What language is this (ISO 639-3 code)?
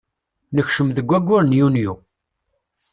kab